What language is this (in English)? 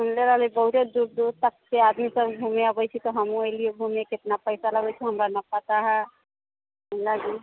Maithili